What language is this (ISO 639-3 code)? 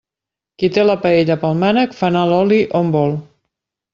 cat